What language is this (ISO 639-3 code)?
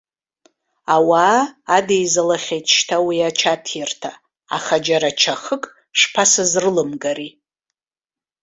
abk